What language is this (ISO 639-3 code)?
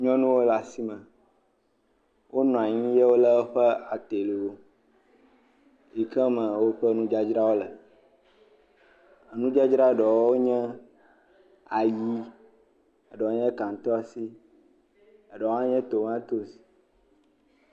ewe